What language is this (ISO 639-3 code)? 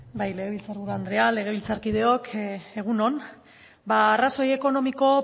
eus